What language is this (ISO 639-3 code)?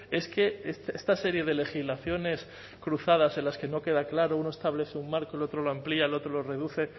spa